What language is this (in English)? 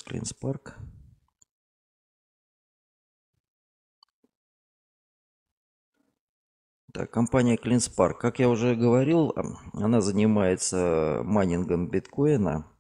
Russian